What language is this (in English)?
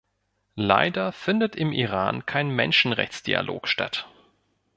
German